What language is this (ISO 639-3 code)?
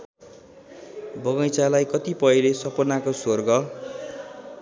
nep